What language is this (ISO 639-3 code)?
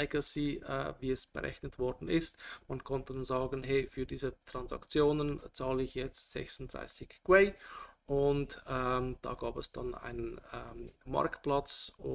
deu